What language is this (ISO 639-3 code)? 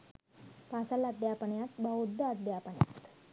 sin